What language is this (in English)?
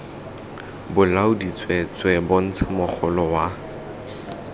Tswana